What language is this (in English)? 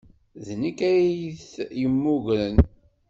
Kabyle